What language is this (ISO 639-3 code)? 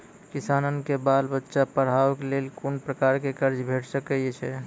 mai